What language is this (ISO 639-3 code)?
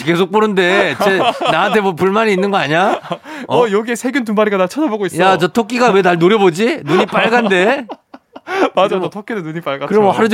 kor